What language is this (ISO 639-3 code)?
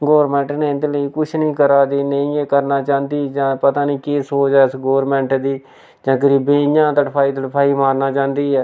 doi